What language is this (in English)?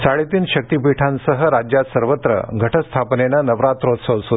Marathi